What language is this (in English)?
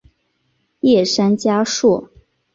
Chinese